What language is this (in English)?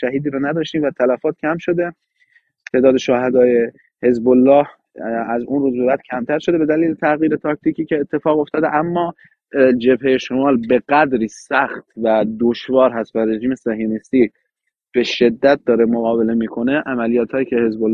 Persian